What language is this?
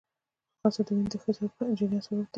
Pashto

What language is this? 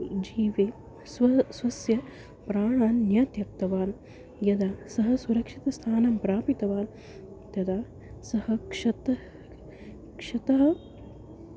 Sanskrit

